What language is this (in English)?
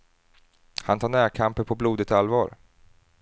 Swedish